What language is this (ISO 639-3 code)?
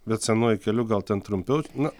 lit